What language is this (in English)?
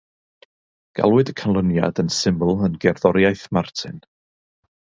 Welsh